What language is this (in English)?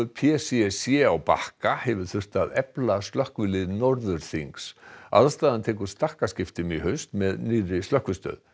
Icelandic